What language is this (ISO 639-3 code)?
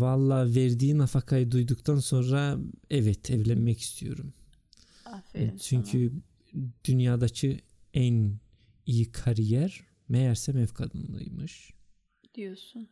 tur